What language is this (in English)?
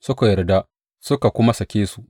Hausa